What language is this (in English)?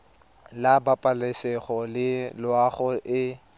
Tswana